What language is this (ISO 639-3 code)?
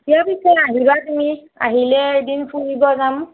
asm